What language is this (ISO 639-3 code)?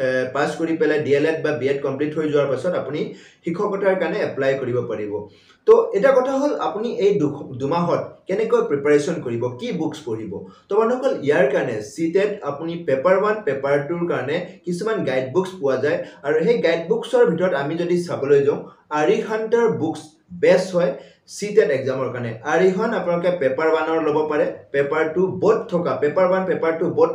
ben